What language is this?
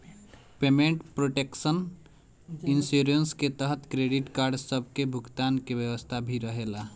Bhojpuri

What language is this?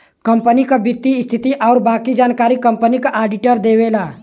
Bhojpuri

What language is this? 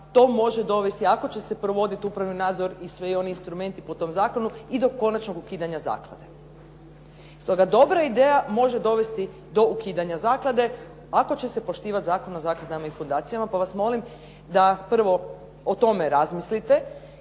Croatian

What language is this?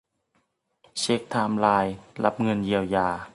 Thai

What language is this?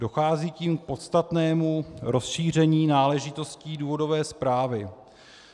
Czech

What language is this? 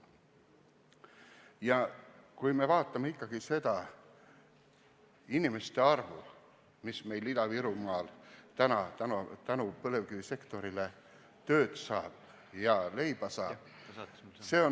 Estonian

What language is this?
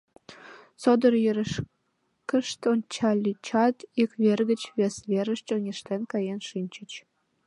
Mari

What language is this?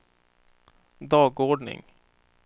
Swedish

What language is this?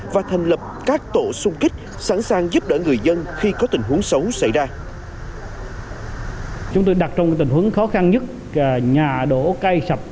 Vietnamese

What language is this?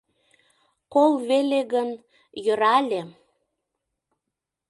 Mari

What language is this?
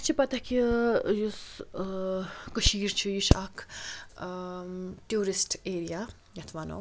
Kashmiri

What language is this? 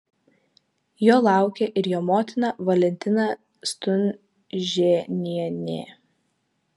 Lithuanian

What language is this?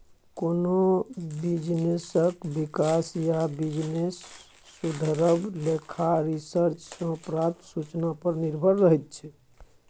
Maithili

